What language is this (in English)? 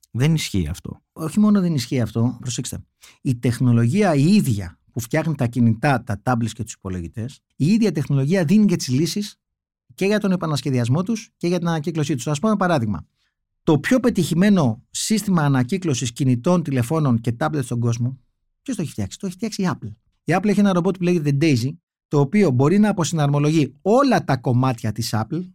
Greek